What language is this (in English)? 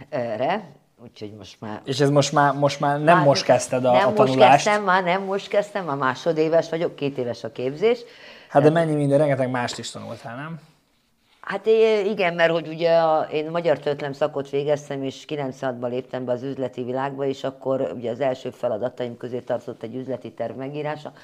Hungarian